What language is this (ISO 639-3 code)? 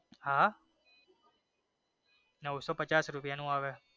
guj